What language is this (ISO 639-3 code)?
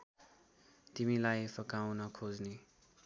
nep